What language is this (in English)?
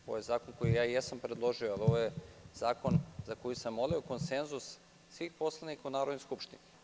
Serbian